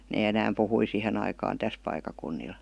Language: Finnish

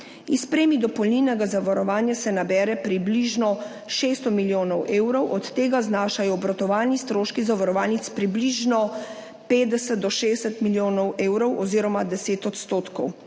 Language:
Slovenian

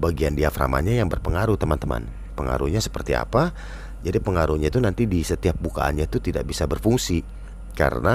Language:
Indonesian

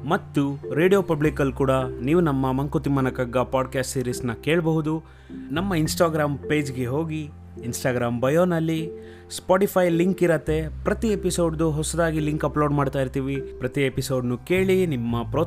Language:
Kannada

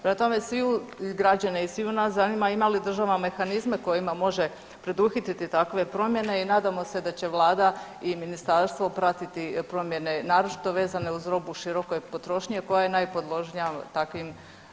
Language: Croatian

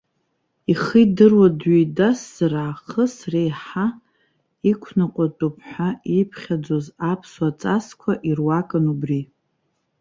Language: Abkhazian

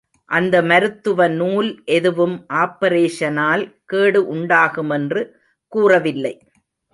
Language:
Tamil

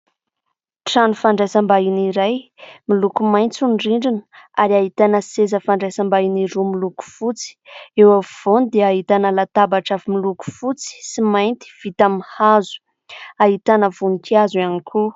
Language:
Malagasy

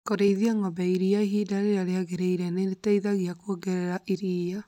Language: Kikuyu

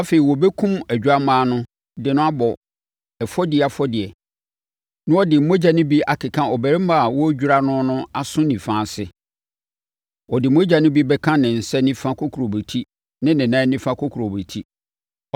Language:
Akan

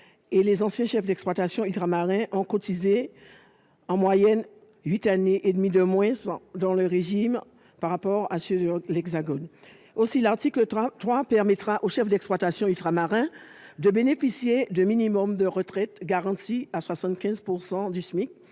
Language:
French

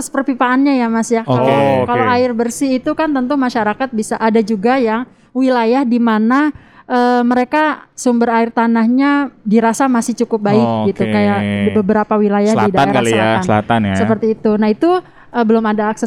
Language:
Indonesian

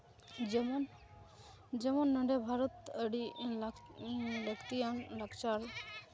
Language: Santali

